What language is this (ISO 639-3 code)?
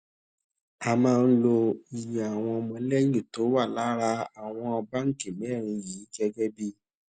yor